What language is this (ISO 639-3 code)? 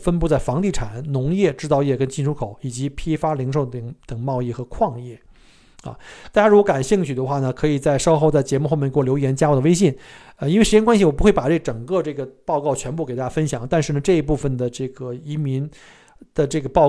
zho